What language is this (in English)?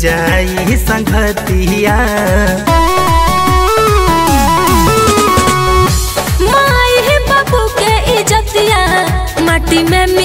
Hindi